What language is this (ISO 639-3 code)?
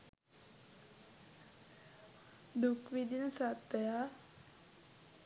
sin